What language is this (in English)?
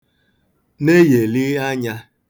Igbo